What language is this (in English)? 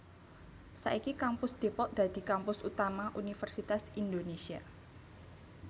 Javanese